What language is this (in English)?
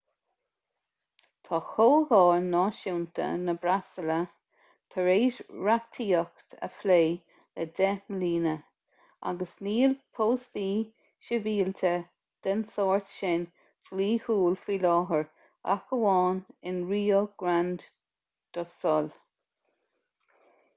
Irish